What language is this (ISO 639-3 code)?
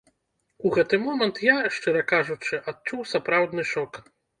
bel